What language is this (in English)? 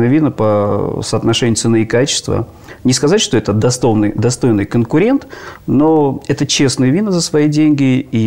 Russian